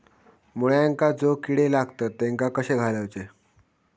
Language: Marathi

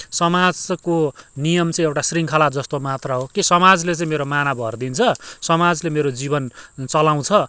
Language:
Nepali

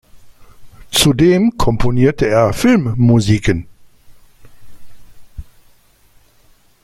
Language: German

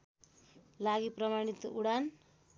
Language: Nepali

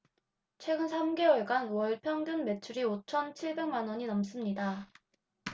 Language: Korean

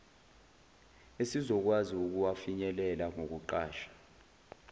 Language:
Zulu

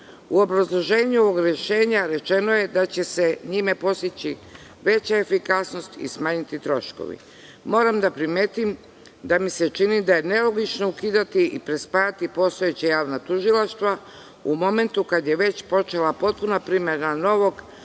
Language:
Serbian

